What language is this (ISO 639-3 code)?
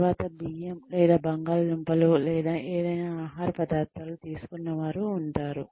tel